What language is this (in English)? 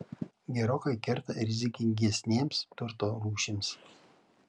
Lithuanian